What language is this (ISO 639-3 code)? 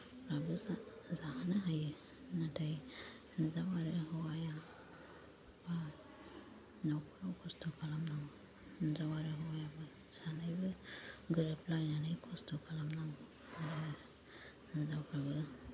brx